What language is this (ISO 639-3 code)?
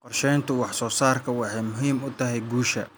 som